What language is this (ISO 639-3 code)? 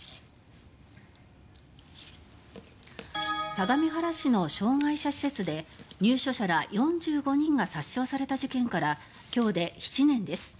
jpn